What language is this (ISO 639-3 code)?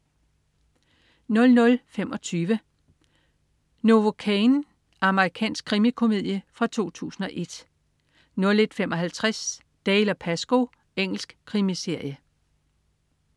dan